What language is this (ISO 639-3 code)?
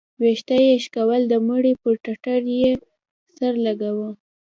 pus